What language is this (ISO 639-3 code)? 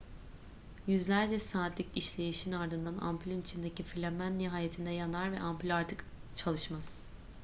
tur